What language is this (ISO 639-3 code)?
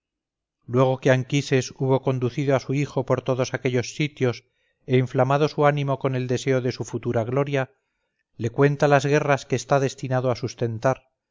spa